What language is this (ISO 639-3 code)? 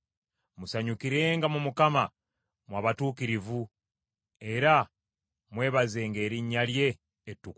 lug